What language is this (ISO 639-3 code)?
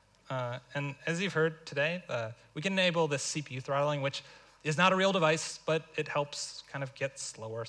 eng